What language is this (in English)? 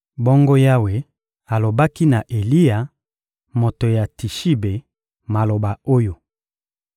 Lingala